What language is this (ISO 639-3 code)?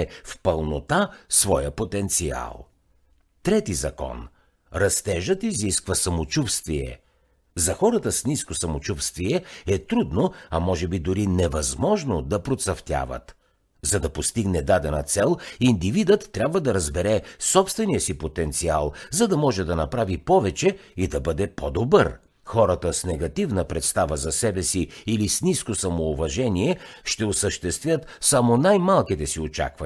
bul